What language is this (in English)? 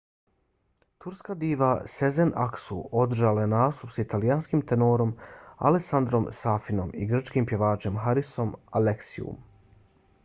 Bosnian